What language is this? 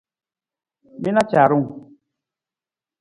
Nawdm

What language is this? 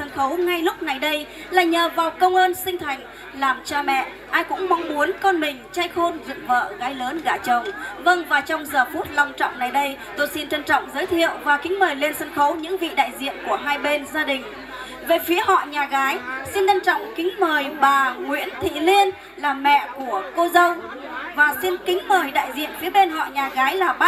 Vietnamese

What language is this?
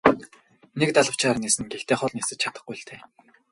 Mongolian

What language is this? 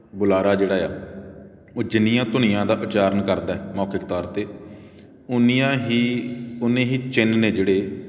Punjabi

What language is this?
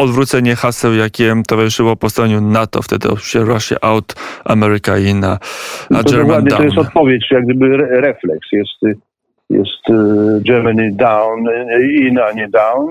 Polish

